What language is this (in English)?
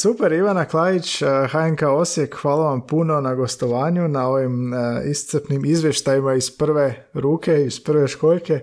Croatian